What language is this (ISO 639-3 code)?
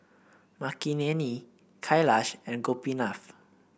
eng